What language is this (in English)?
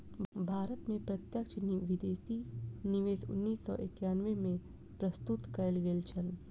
Maithili